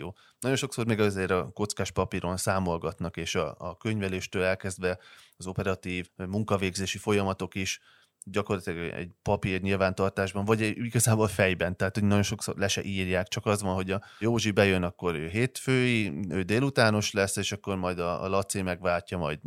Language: Hungarian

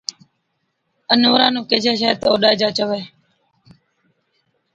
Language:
Od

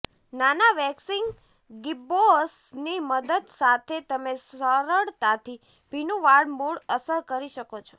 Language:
Gujarati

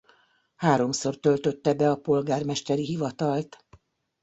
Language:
Hungarian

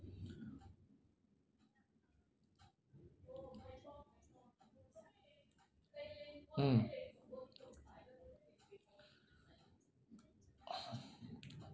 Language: English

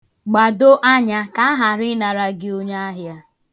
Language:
Igbo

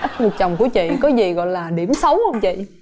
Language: Vietnamese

